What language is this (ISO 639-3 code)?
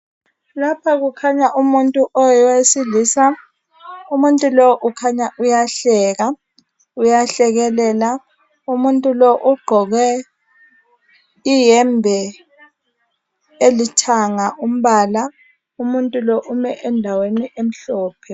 nde